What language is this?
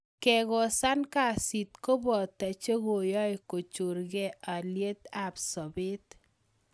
Kalenjin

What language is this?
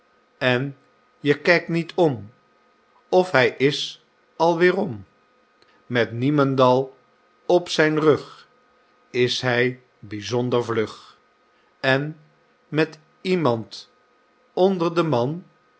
Dutch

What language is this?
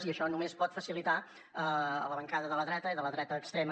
Catalan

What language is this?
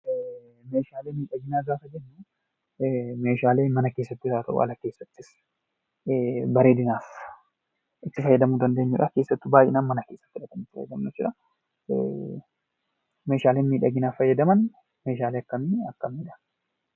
Oromo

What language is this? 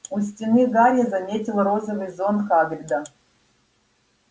Russian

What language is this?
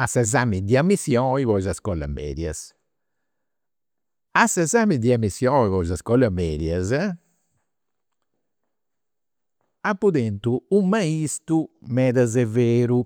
Campidanese Sardinian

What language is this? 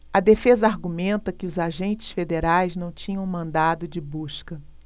Portuguese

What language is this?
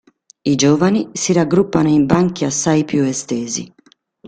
Italian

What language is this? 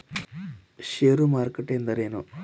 Kannada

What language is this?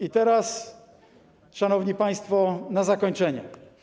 Polish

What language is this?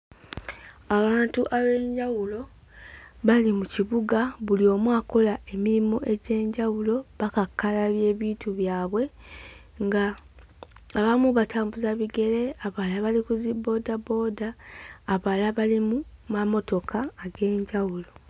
Ganda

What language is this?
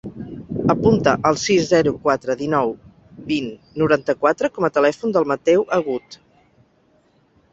Catalan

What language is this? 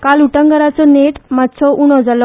Konkani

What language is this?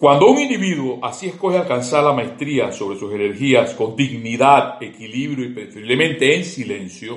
Spanish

